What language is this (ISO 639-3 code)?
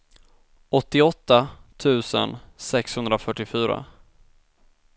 swe